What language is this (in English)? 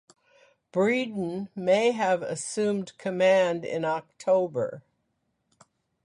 English